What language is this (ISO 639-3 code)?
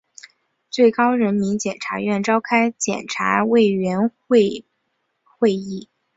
zho